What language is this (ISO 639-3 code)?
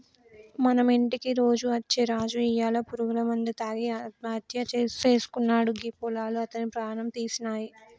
tel